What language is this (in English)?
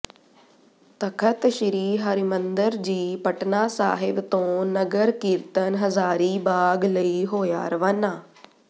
Punjabi